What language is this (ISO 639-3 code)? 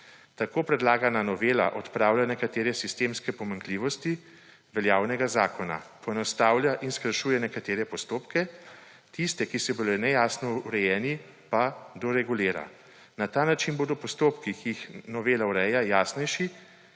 slv